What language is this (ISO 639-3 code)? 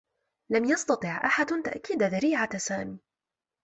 ara